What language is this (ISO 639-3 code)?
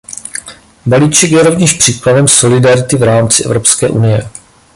ces